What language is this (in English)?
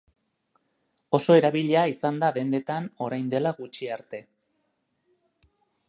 Basque